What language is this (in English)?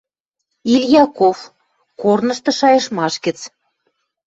Western Mari